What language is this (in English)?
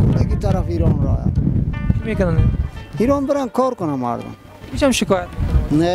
Persian